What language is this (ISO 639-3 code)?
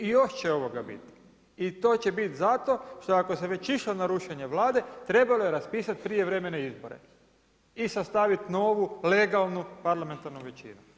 hrv